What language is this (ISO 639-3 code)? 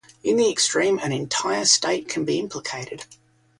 eng